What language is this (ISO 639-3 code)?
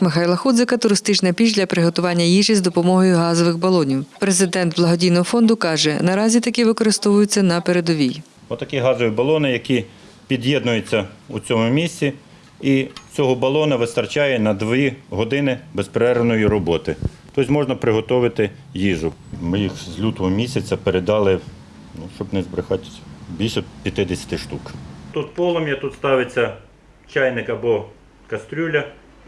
ukr